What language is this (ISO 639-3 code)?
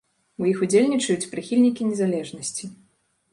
bel